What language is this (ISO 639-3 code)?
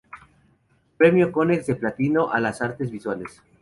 spa